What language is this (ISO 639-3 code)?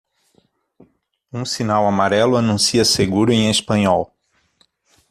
por